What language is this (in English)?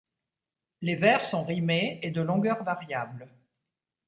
French